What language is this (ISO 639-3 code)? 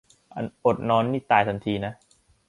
tha